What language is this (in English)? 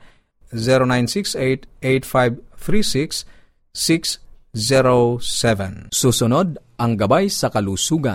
Filipino